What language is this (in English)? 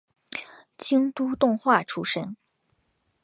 Chinese